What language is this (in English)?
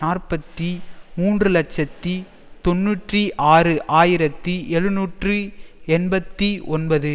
Tamil